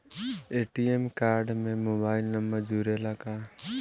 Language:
Bhojpuri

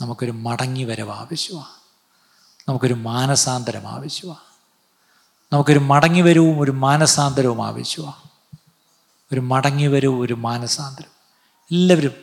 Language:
Malayalam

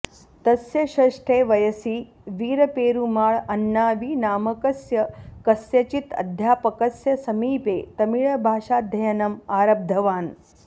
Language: Sanskrit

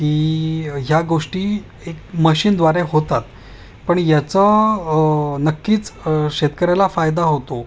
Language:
Marathi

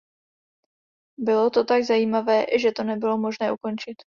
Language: Czech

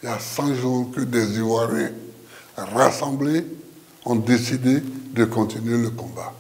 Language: French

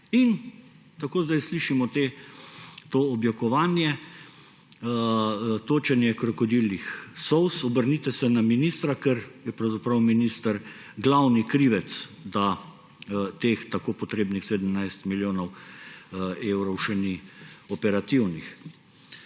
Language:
Slovenian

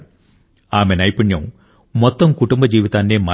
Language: Telugu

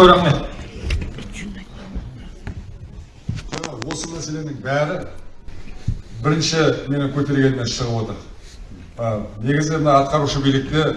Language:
Turkish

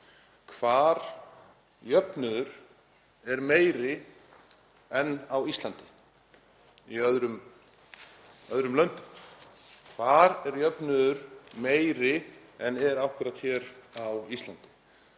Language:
Icelandic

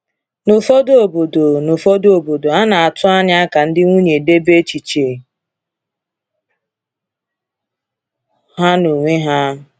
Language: Igbo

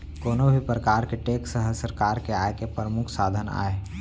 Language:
Chhattisgarhi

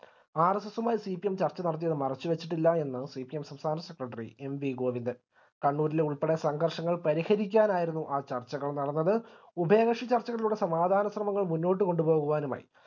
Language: Malayalam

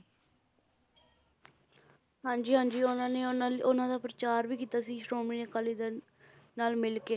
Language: Punjabi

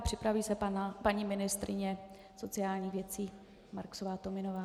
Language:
Czech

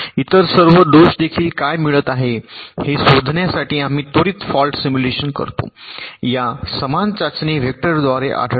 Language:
Marathi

